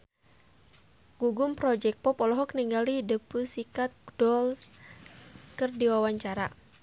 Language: Sundanese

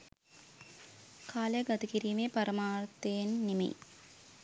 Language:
Sinhala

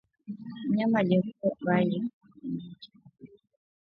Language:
Swahili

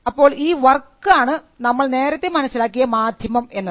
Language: Malayalam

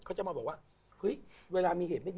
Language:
Thai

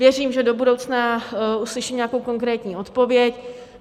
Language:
Czech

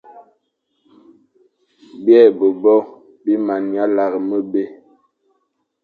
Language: Fang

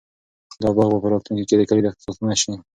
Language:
Pashto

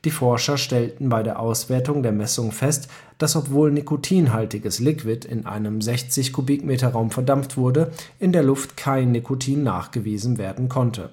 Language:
German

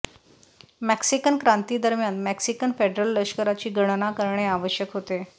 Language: Marathi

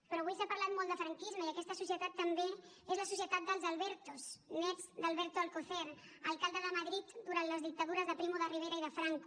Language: Catalan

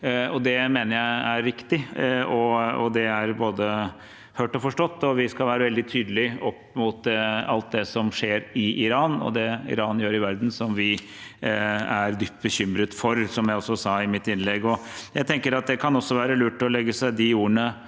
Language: Norwegian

